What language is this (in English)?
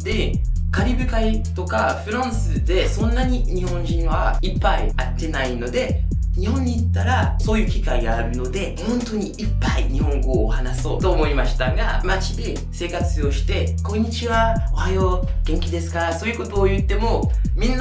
Japanese